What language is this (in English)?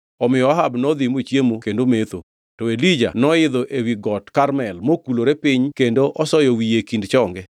Luo (Kenya and Tanzania)